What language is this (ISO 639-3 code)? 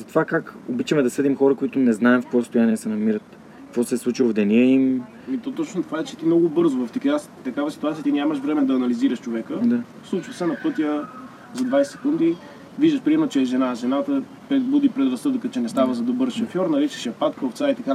bul